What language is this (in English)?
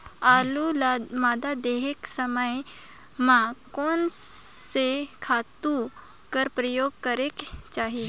Chhattisgarhi